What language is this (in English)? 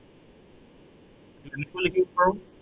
Assamese